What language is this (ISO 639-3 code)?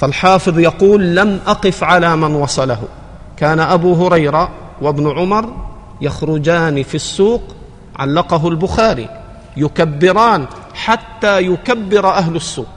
ara